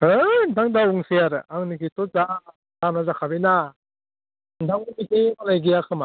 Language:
Bodo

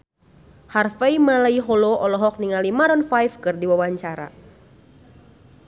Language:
Sundanese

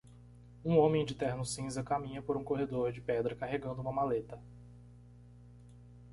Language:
Portuguese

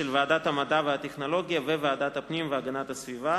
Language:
Hebrew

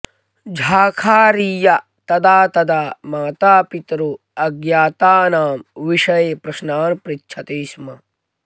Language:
Sanskrit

